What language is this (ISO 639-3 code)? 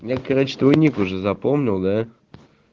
rus